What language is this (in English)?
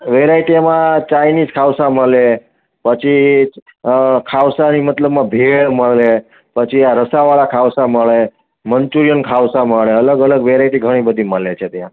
Gujarati